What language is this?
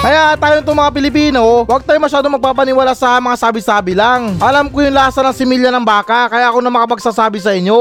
Filipino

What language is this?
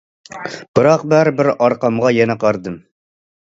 Uyghur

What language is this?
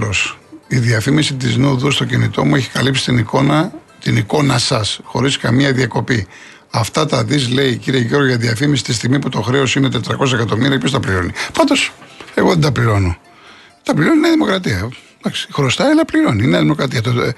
Greek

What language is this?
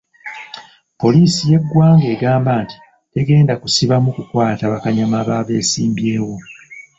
Ganda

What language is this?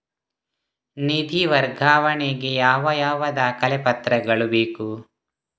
Kannada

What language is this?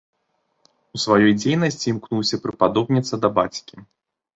Belarusian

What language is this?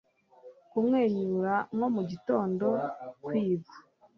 Kinyarwanda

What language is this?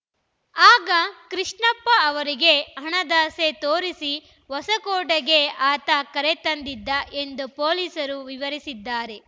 Kannada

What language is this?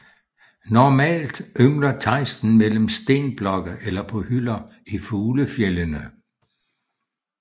Danish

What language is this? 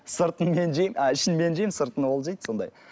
Kazakh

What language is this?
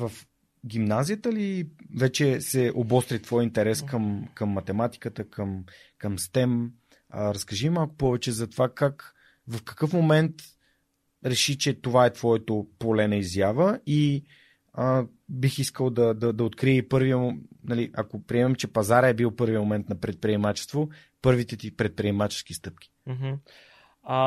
Bulgarian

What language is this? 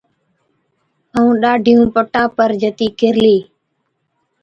Od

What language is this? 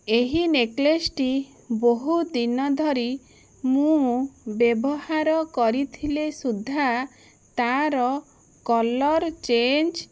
Odia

